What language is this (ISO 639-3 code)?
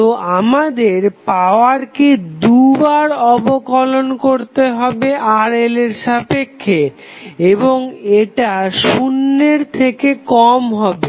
ben